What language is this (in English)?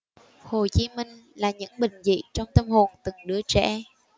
Vietnamese